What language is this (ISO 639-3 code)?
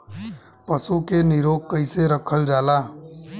bho